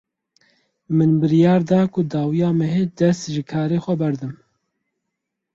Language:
Kurdish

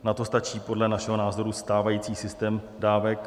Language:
Czech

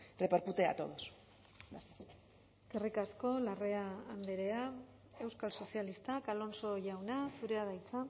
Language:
Basque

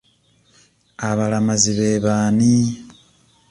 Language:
Ganda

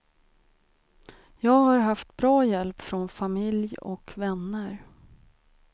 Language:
Swedish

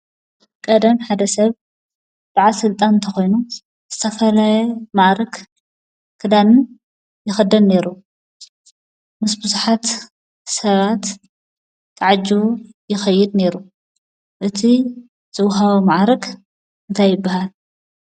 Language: Tigrinya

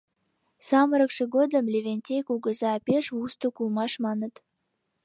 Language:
Mari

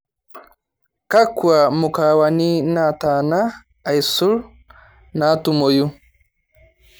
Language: Masai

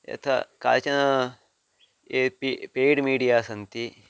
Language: Sanskrit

